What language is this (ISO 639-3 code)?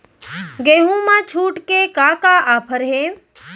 hne